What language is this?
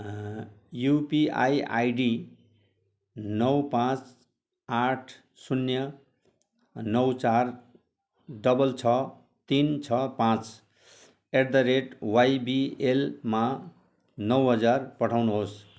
Nepali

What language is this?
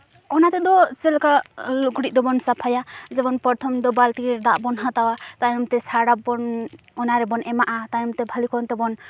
Santali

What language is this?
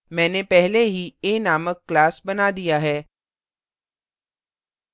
Hindi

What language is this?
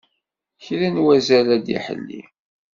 Kabyle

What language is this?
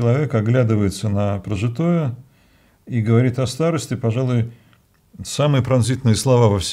Russian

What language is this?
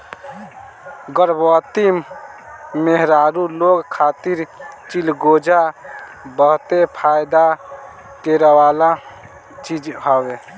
Bhojpuri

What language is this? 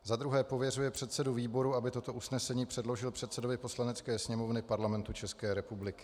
Czech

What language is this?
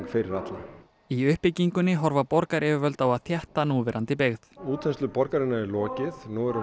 Icelandic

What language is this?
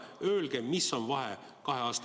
Estonian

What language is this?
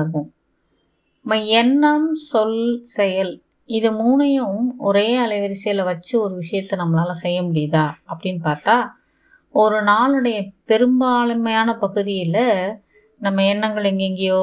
Tamil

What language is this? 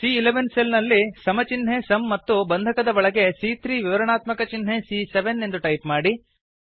Kannada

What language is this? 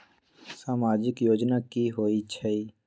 Magahi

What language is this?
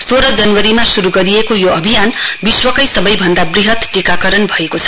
Nepali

